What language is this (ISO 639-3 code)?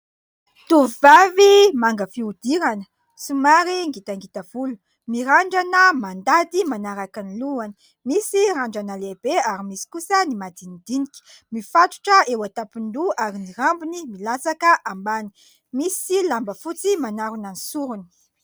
mlg